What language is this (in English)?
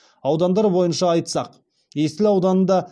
Kazakh